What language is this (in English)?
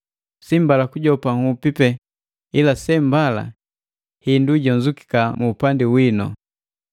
Matengo